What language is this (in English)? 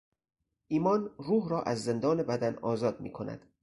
Persian